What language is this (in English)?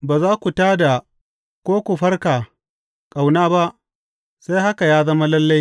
Hausa